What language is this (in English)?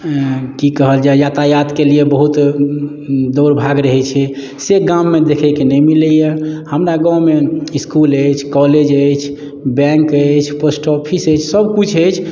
Maithili